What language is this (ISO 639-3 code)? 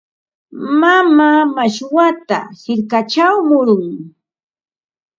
qva